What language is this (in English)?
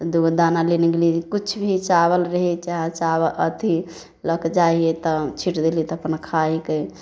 Maithili